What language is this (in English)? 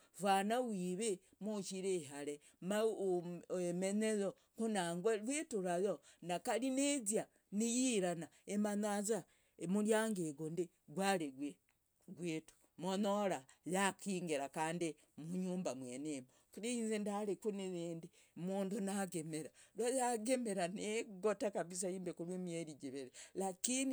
Logooli